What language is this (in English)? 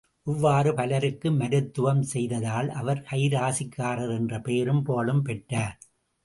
Tamil